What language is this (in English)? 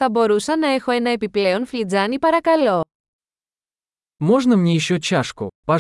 Greek